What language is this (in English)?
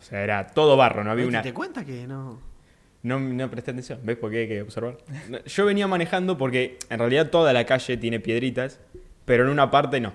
Spanish